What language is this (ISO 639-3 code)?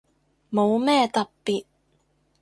yue